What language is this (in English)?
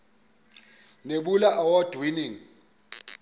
Xhosa